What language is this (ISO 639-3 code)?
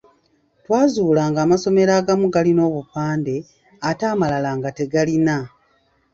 lug